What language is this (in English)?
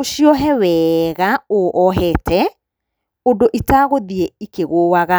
Kikuyu